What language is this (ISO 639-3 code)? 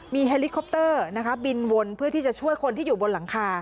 tha